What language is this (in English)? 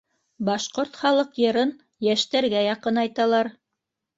Bashkir